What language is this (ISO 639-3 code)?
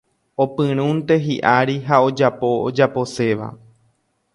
grn